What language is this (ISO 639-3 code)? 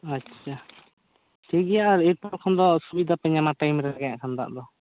sat